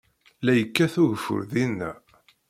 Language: Kabyle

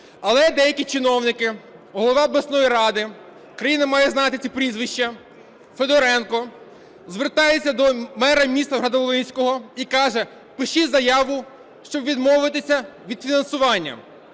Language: Ukrainian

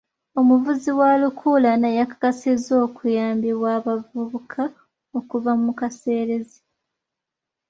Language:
Ganda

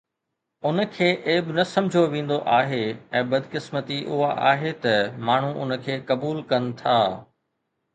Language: Sindhi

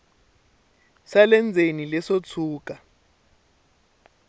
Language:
Tsonga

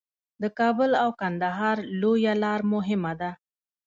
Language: Pashto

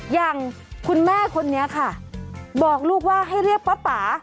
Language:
Thai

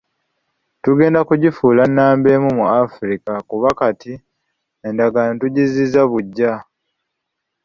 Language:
Ganda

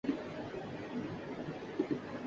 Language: Urdu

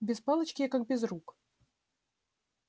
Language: Russian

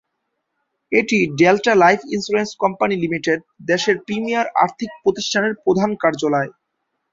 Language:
Bangla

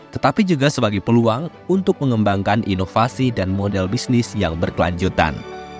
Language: Indonesian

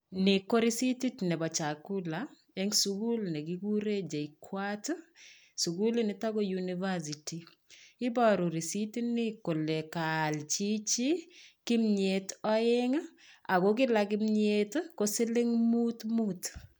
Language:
Kalenjin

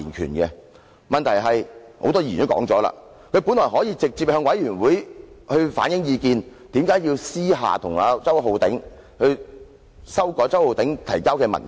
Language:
Cantonese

